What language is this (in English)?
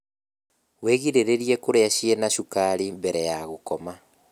Kikuyu